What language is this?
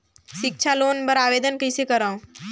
Chhattisgarhi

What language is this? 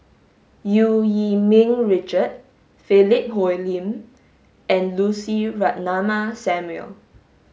English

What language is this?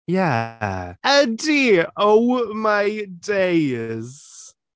Welsh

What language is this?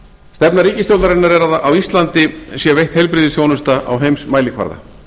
Icelandic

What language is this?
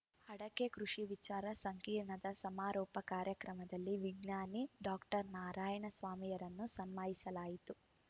Kannada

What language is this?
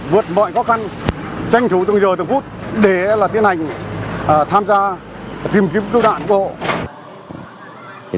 Vietnamese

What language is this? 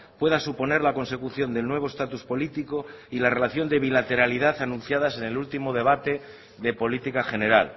Spanish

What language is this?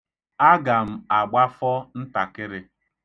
Igbo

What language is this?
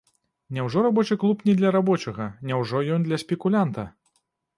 Belarusian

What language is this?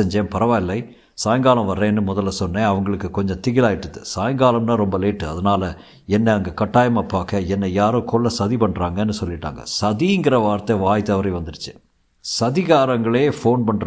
Tamil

